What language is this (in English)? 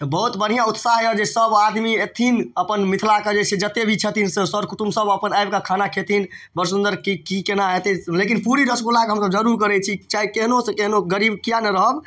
Maithili